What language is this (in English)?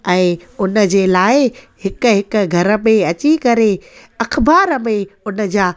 Sindhi